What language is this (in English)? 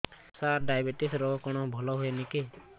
Odia